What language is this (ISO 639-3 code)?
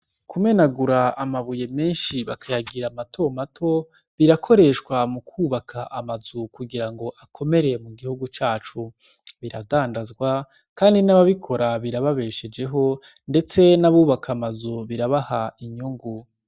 run